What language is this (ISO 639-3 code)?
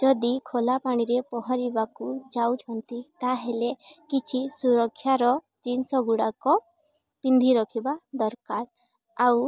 ori